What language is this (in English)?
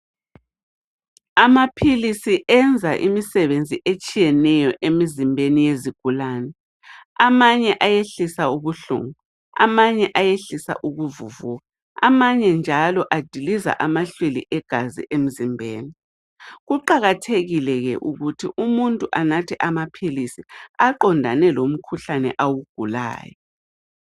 North Ndebele